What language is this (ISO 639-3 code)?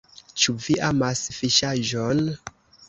epo